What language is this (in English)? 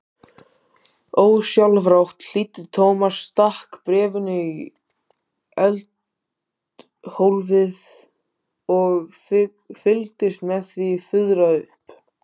Icelandic